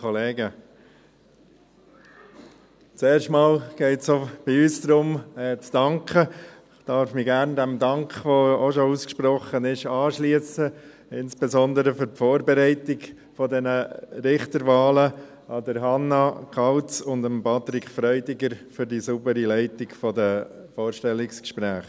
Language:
Swiss German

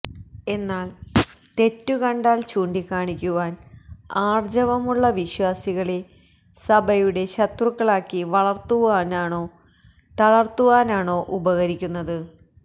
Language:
Malayalam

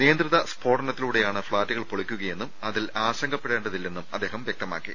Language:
Malayalam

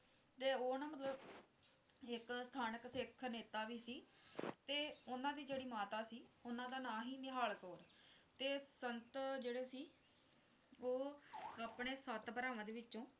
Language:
Punjabi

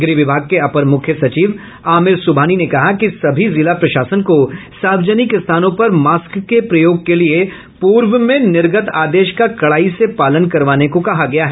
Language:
Hindi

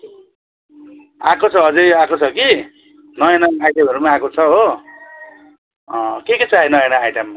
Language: Nepali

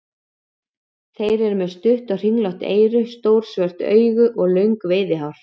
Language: Icelandic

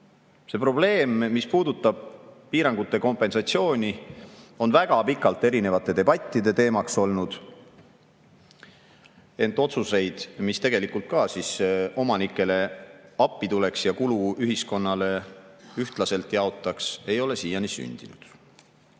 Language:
Estonian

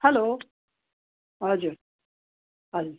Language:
Nepali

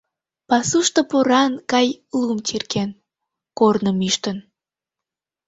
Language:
Mari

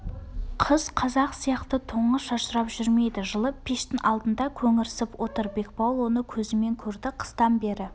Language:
Kazakh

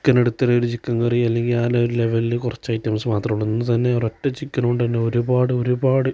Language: Malayalam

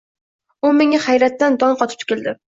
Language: Uzbek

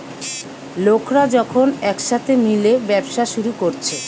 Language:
Bangla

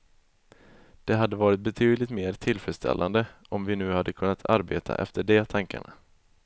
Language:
Swedish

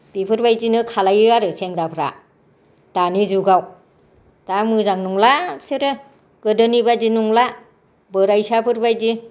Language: Bodo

